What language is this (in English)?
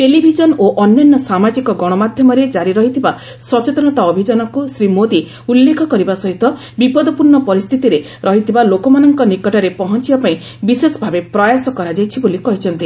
Odia